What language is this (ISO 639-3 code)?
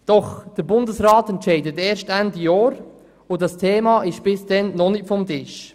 gsw